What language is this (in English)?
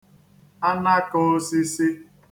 Igbo